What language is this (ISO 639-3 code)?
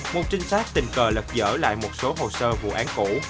vie